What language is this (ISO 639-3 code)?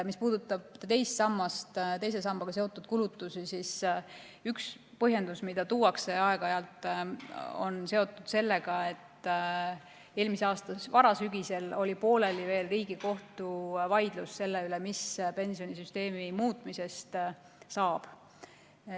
est